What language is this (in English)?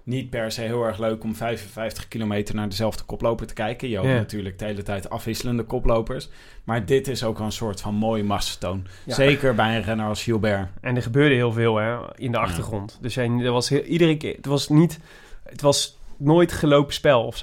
Dutch